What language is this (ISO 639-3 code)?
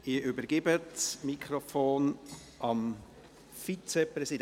gsw